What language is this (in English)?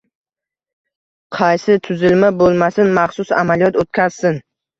Uzbek